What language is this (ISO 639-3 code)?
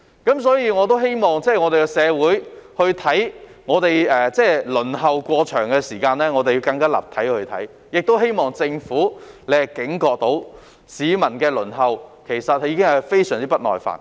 yue